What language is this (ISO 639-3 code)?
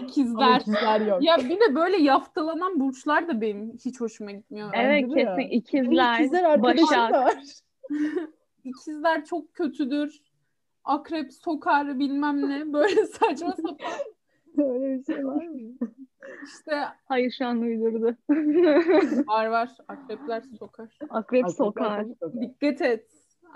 tur